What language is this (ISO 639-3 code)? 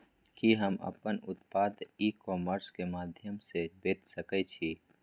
mai